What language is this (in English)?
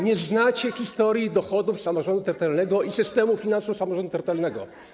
Polish